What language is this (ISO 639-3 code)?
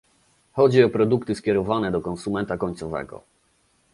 pol